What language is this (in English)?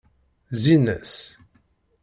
Kabyle